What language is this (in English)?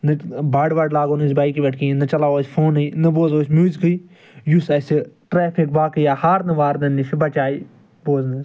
Kashmiri